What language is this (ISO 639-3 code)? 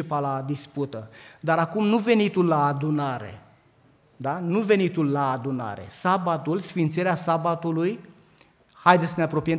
ron